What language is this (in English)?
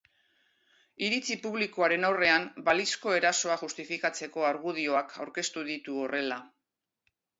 Basque